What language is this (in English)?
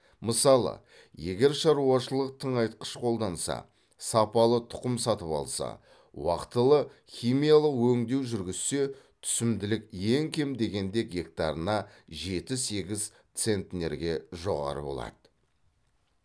Kazakh